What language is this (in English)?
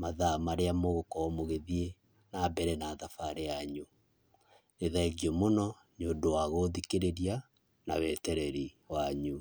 Kikuyu